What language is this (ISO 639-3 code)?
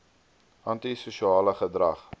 afr